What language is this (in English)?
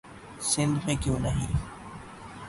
Urdu